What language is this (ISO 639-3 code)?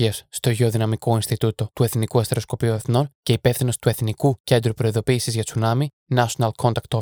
ell